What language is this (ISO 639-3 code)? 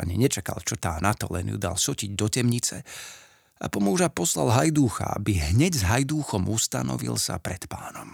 slk